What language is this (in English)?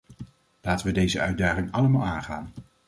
Dutch